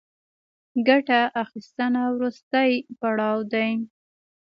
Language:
Pashto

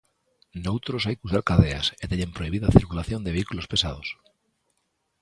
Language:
Galician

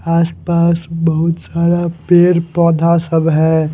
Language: Hindi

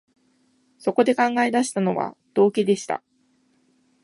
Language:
Japanese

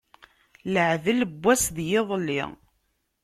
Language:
Kabyle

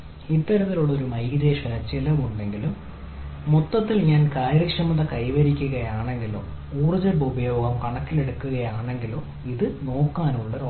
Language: Malayalam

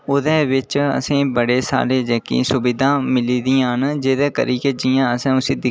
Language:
Dogri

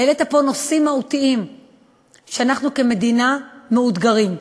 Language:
Hebrew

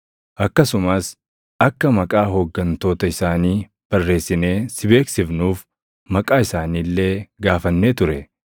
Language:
Oromo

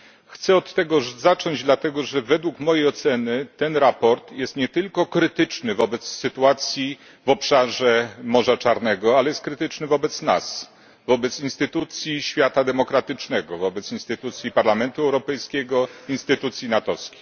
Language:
Polish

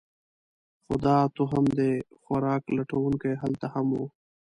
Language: Pashto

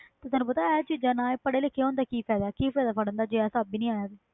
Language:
Punjabi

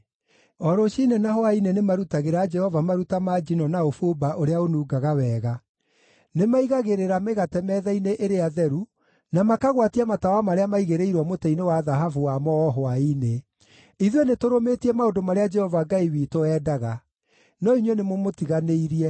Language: Kikuyu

